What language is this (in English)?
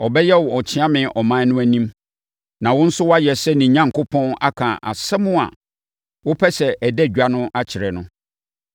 Akan